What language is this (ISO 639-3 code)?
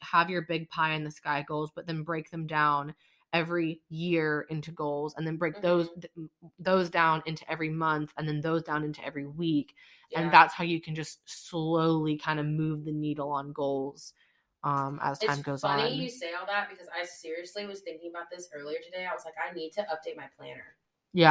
eng